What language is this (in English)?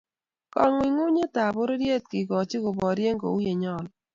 Kalenjin